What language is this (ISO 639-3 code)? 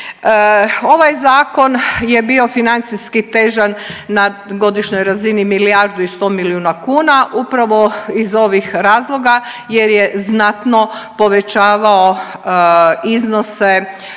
hrv